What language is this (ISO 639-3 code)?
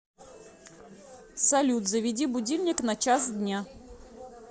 rus